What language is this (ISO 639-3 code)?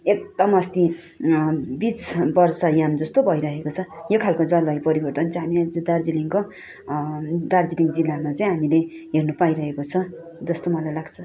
nep